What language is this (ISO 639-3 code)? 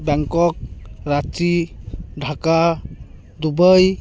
sat